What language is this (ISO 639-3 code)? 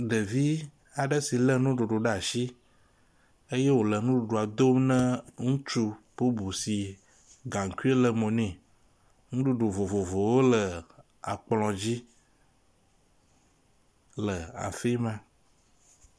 ewe